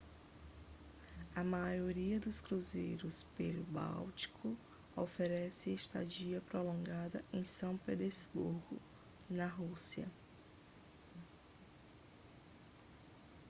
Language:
Portuguese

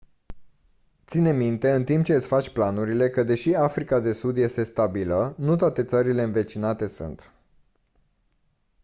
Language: Romanian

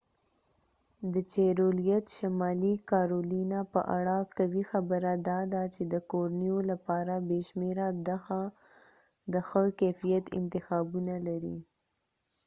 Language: Pashto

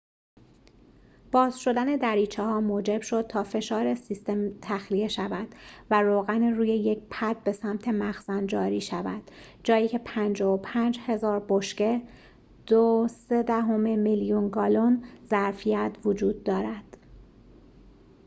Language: Persian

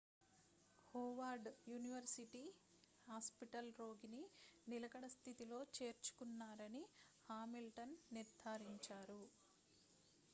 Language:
Telugu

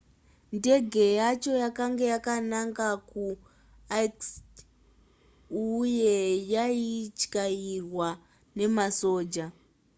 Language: Shona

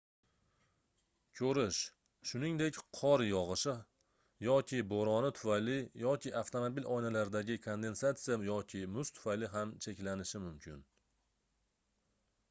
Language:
Uzbek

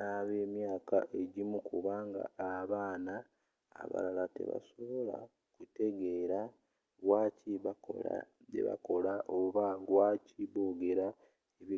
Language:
Ganda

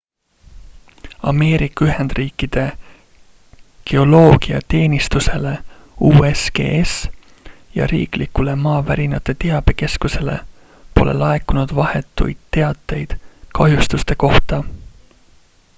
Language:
Estonian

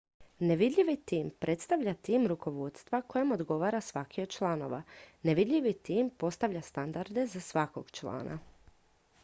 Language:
Croatian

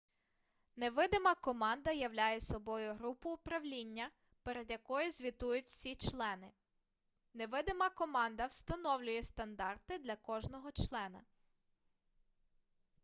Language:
Ukrainian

